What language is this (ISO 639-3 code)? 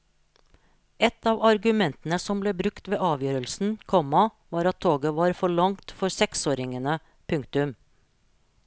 nor